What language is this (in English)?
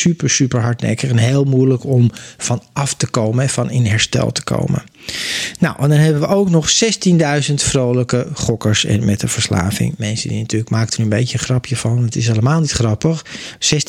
Dutch